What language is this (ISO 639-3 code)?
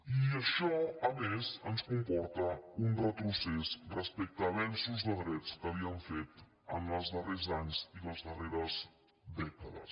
cat